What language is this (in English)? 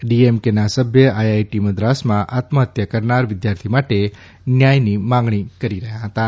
Gujarati